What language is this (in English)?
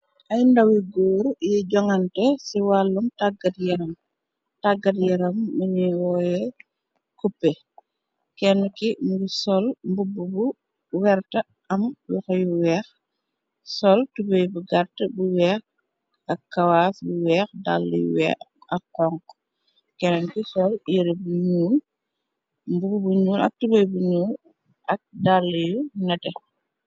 Wolof